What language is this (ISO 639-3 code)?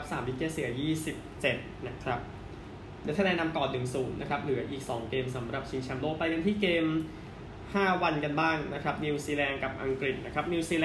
tha